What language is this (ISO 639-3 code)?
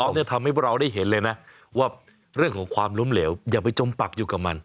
tha